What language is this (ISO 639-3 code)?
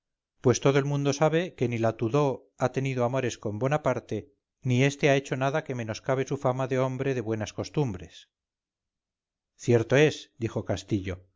spa